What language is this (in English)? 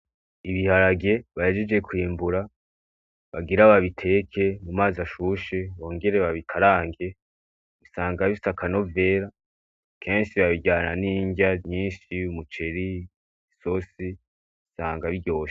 Rundi